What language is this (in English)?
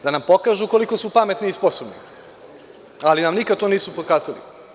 Serbian